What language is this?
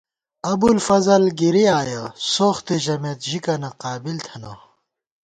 Gawar-Bati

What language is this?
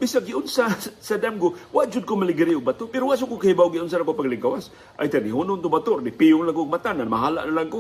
Filipino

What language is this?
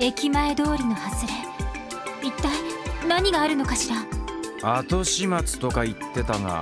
Japanese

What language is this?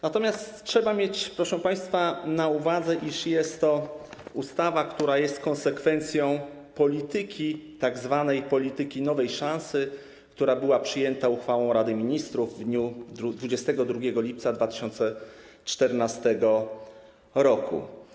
Polish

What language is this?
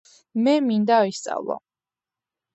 Georgian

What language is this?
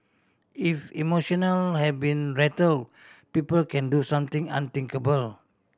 English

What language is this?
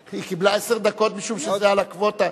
Hebrew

